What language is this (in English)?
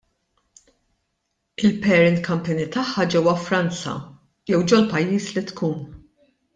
Maltese